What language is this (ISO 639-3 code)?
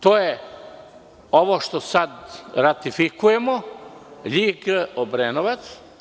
srp